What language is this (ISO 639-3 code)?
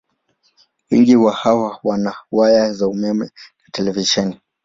swa